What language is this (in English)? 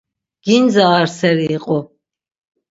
Laz